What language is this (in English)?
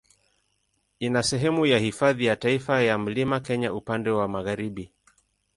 Swahili